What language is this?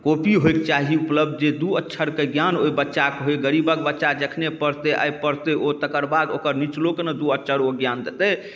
Maithili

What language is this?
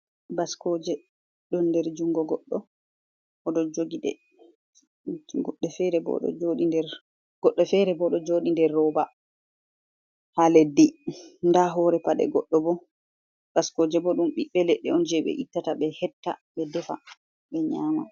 Fula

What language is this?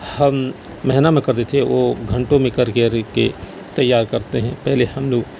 Urdu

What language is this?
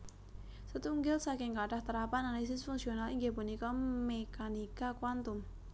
Javanese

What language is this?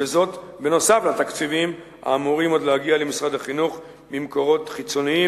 Hebrew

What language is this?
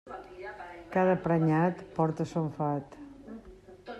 Catalan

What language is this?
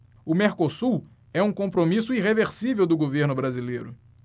Portuguese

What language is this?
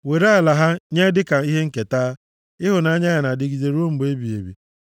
Igbo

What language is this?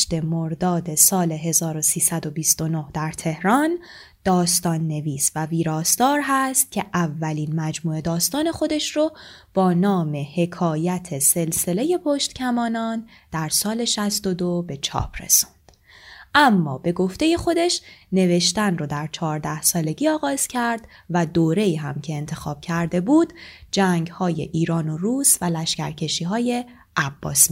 Persian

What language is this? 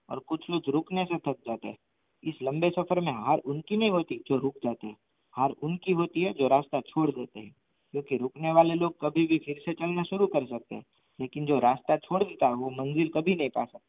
Gujarati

